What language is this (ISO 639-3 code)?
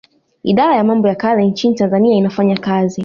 swa